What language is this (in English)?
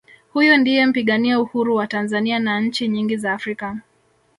Swahili